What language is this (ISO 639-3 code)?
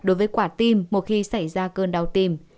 vie